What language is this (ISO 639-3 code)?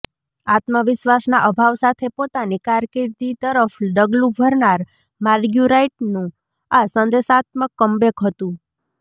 guj